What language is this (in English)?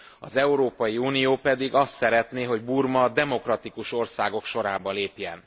Hungarian